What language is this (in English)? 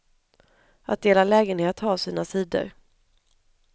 Swedish